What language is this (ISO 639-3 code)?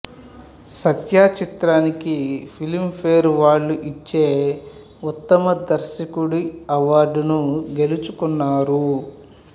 tel